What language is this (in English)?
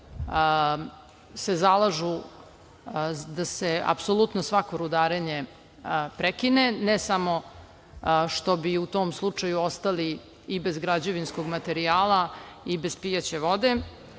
Serbian